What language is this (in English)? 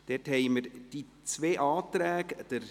Swiss German